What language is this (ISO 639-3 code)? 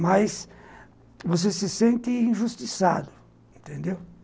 por